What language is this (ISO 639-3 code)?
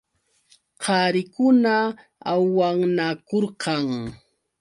qux